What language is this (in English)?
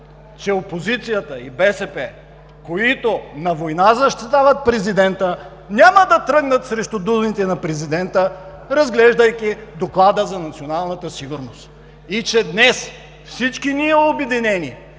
Bulgarian